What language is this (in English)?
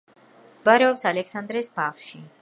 Georgian